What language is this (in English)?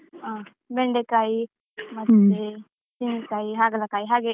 Kannada